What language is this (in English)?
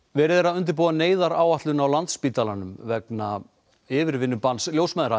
Icelandic